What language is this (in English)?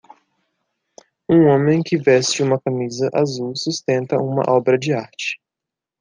Portuguese